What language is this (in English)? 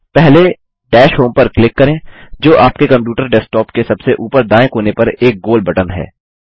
Hindi